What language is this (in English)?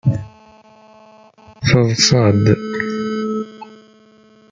Kabyle